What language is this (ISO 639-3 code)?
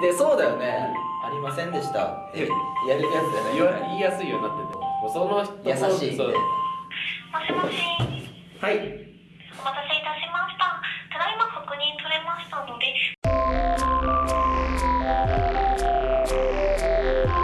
jpn